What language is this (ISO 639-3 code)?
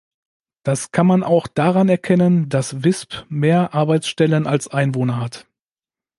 deu